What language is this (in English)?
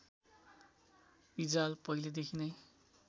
Nepali